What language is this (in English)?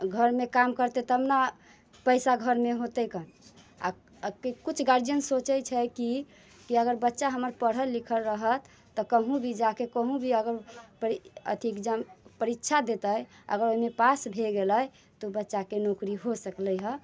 Maithili